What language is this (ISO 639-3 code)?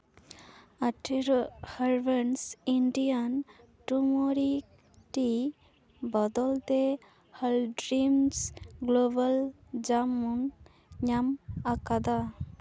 sat